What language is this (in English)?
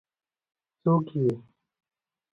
Pashto